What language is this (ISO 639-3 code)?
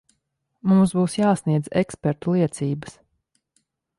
lav